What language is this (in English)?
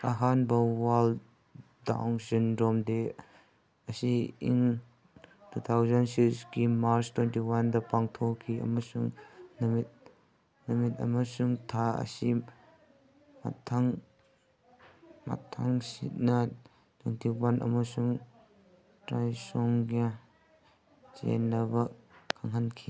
Manipuri